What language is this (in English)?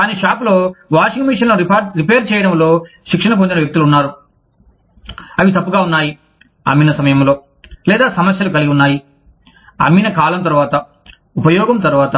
Telugu